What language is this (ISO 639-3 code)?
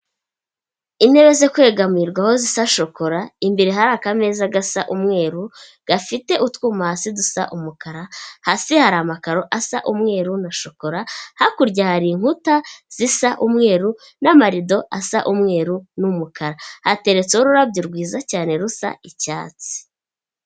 kin